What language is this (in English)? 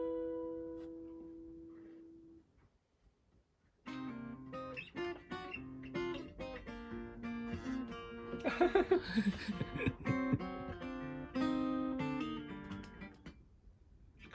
Japanese